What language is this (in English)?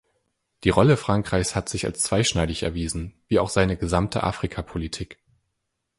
German